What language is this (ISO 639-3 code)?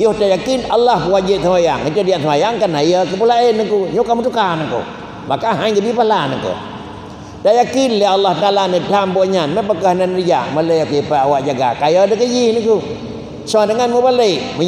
msa